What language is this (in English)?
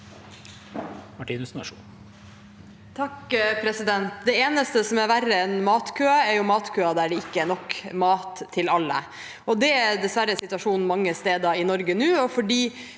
Norwegian